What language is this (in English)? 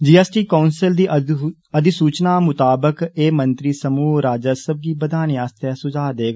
Dogri